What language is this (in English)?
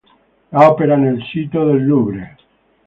Italian